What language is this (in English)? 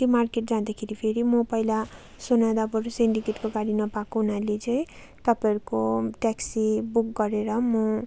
Nepali